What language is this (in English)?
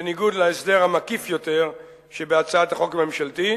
Hebrew